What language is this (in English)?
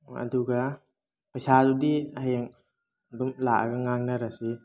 Manipuri